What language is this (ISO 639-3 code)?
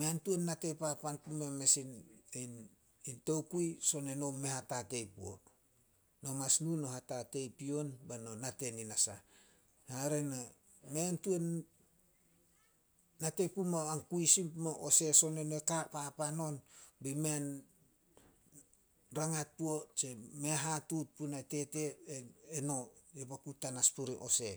sol